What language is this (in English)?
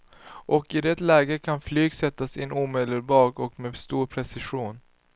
Swedish